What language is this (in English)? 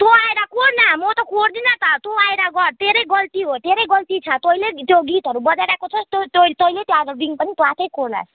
Nepali